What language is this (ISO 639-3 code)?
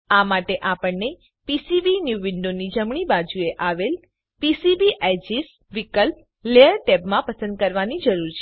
guj